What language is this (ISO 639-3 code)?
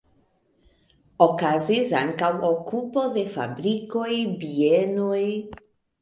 epo